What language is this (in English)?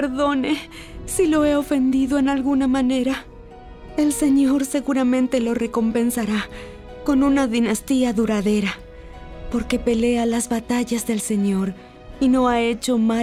Spanish